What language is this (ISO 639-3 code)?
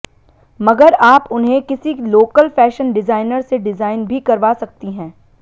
hin